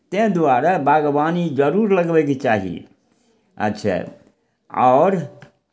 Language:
Maithili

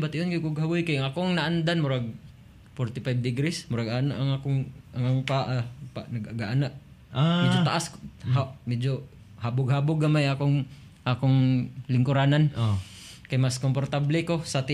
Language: Filipino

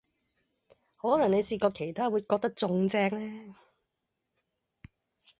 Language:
Cantonese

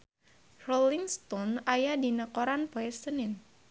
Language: Sundanese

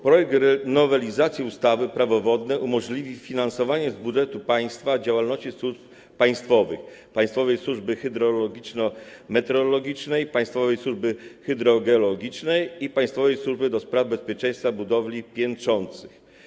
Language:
Polish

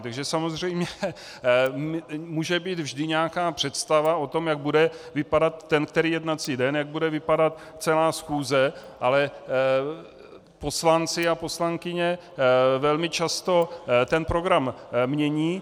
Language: Czech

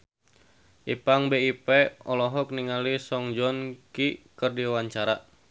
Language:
Sundanese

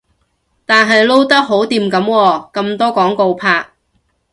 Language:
Cantonese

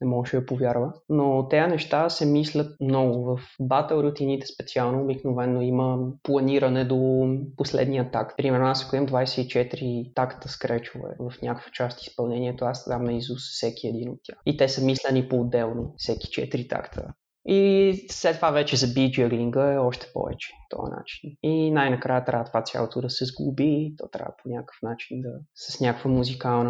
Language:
Bulgarian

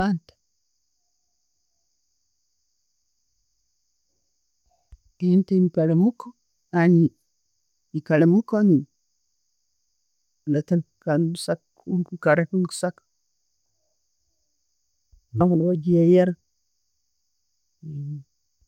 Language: Tooro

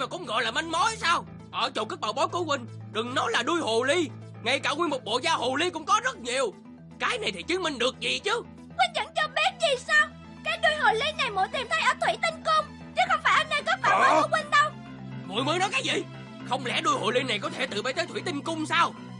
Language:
Vietnamese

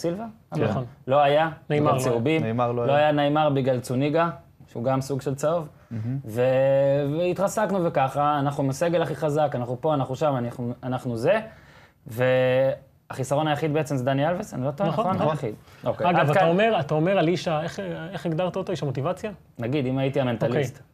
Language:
Hebrew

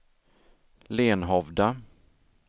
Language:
Swedish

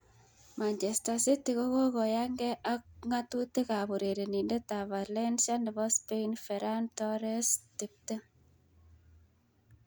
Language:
Kalenjin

